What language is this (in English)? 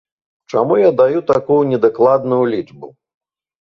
Belarusian